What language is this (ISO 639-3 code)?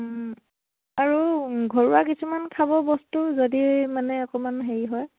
asm